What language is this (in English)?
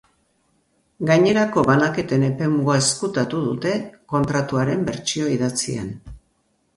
Basque